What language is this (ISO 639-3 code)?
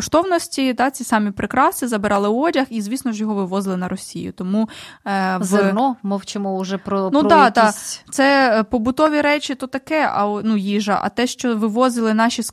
ukr